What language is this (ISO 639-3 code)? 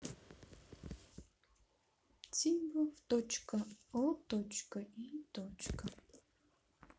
rus